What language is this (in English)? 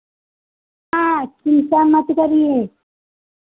Hindi